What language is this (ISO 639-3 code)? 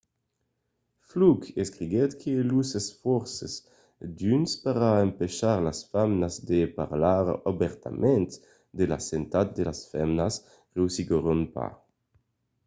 oci